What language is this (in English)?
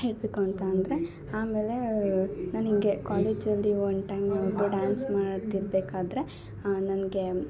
Kannada